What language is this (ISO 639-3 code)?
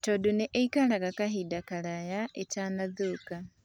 kik